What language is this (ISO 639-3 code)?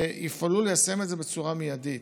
heb